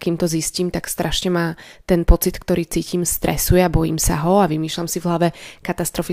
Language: Slovak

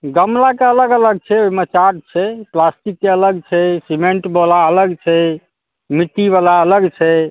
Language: Maithili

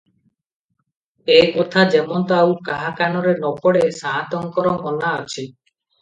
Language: Odia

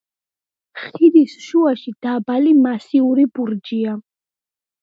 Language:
Georgian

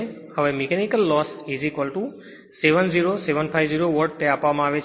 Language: Gujarati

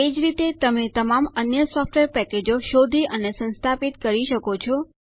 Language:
Gujarati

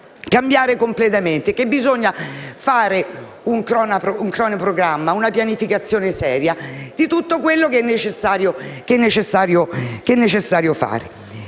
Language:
Italian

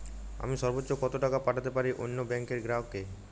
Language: Bangla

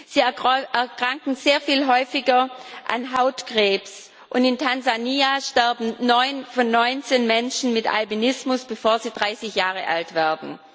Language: German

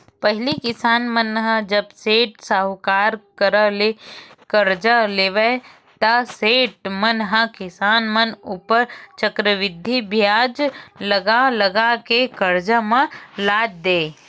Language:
Chhattisgarhi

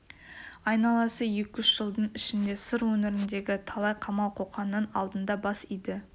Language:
Kazakh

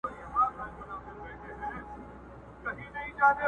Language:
Pashto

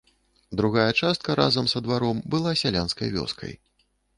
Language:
Belarusian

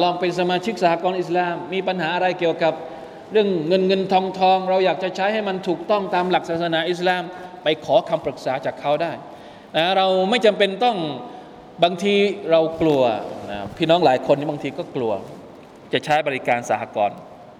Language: Thai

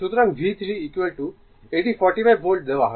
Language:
Bangla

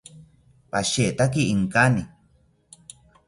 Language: South Ucayali Ashéninka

